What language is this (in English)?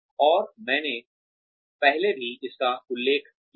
Hindi